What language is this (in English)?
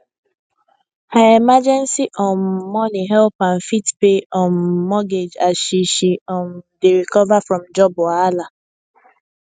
Nigerian Pidgin